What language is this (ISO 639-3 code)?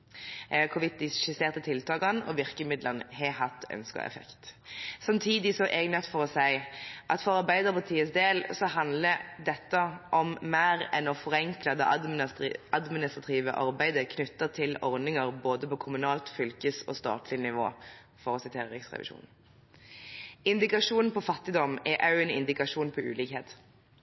nob